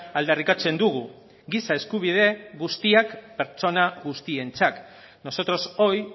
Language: Basque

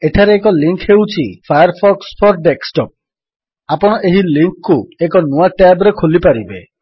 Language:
Odia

